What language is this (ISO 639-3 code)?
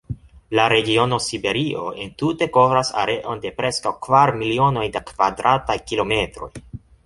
epo